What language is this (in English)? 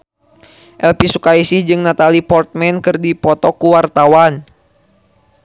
Sundanese